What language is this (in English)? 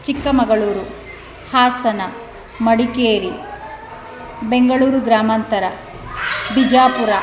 Kannada